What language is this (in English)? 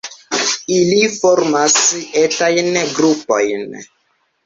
Esperanto